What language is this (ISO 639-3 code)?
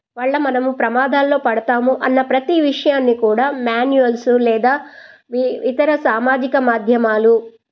tel